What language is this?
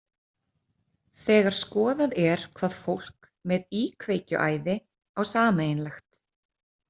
Icelandic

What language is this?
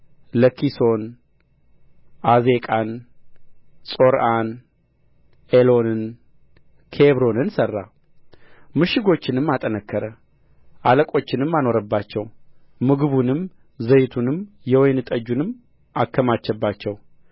Amharic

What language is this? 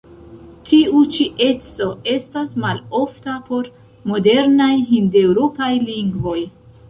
Esperanto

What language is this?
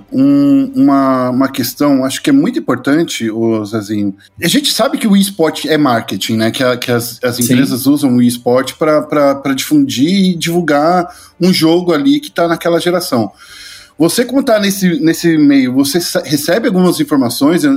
Portuguese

